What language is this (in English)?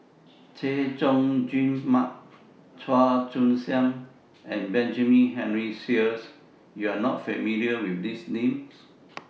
English